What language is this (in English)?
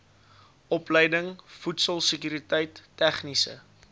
Afrikaans